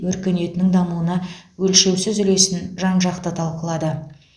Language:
Kazakh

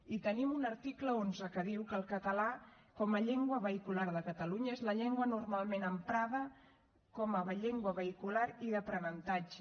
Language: Catalan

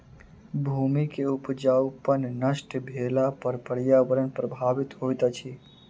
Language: Maithili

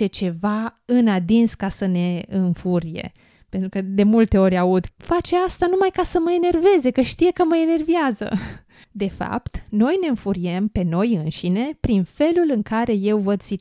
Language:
Romanian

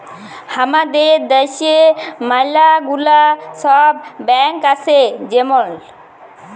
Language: Bangla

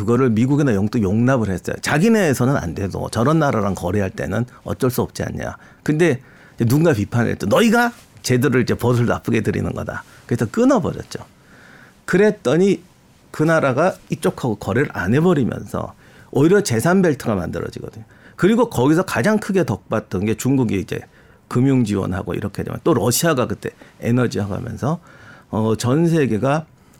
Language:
Korean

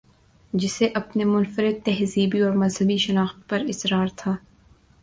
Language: Urdu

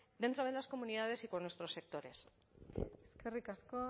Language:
Spanish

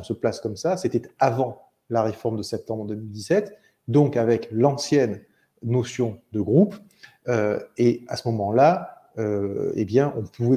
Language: French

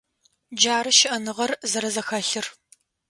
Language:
Adyghe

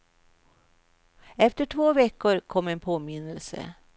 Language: Swedish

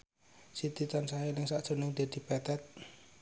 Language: Javanese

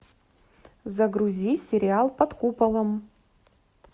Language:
Russian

